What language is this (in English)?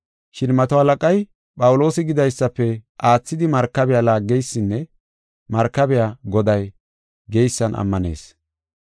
Gofa